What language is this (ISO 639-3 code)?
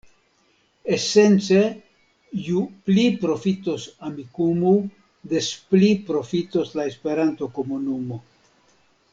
epo